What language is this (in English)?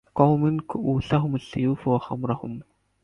Arabic